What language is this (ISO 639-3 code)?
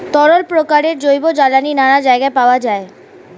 ben